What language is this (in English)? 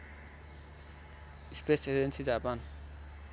Nepali